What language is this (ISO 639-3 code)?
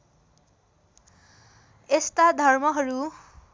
nep